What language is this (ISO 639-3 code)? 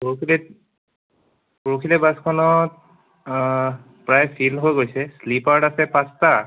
asm